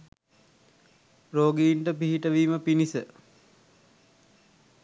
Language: Sinhala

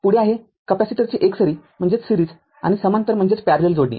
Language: Marathi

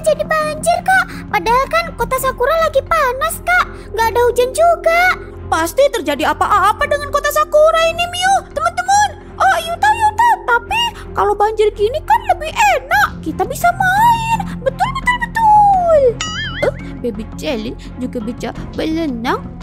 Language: Indonesian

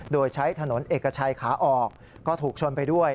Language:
Thai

